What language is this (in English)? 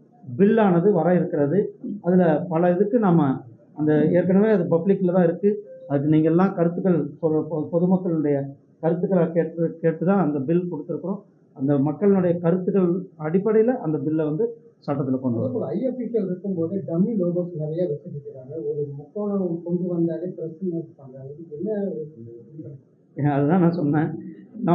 Tamil